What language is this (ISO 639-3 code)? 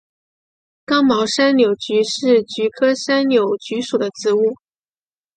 zho